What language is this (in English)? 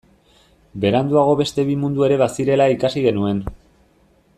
Basque